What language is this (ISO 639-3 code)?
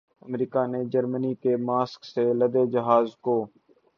urd